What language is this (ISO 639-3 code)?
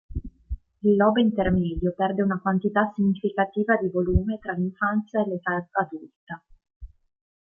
ita